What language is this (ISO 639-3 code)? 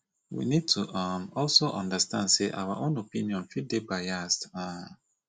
pcm